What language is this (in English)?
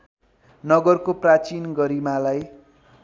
Nepali